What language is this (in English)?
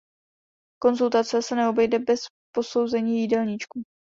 Czech